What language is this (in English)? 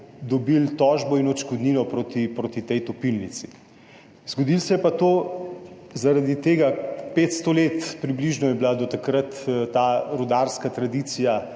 Slovenian